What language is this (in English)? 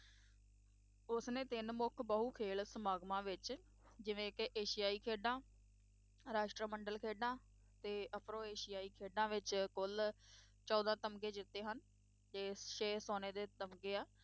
Punjabi